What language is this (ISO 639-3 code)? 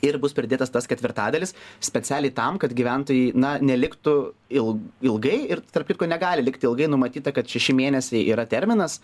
lit